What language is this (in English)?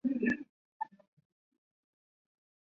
Chinese